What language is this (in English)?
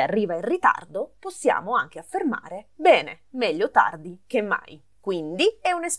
Italian